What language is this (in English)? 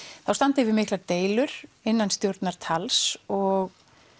Icelandic